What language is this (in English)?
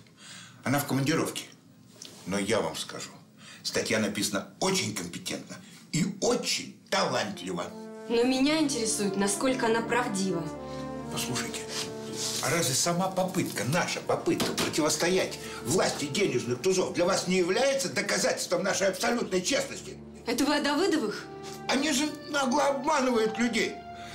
Russian